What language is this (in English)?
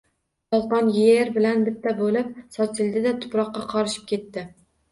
Uzbek